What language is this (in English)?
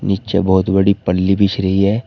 Hindi